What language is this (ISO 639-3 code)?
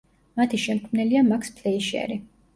kat